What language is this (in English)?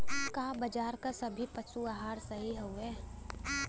Bhojpuri